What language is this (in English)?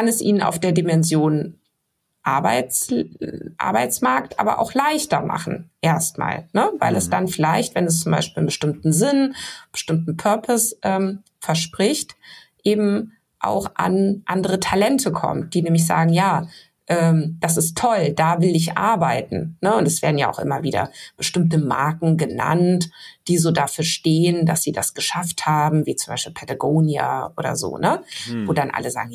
German